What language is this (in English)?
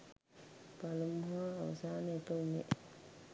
Sinhala